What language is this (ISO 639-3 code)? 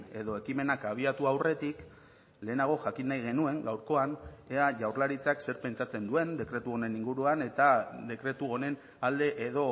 eus